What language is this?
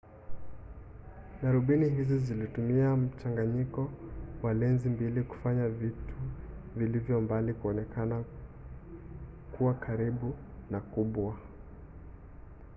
Swahili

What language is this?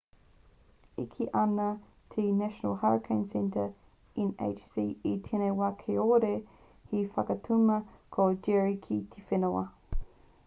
Māori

